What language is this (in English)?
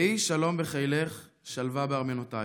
Hebrew